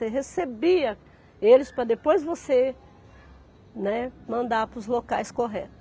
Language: Portuguese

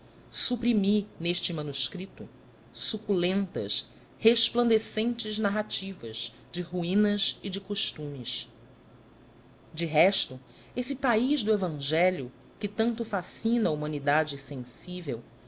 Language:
Portuguese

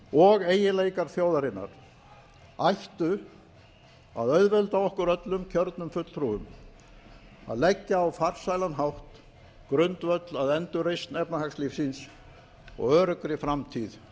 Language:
Icelandic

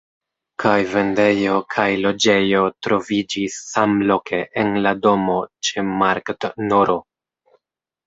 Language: Esperanto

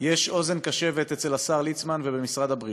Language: Hebrew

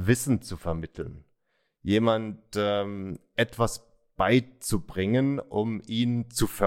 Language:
German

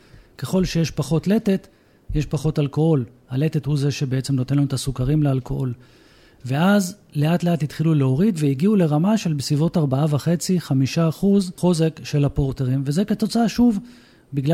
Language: Hebrew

